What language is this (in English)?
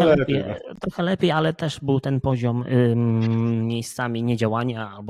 Polish